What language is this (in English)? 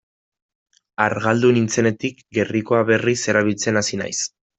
Basque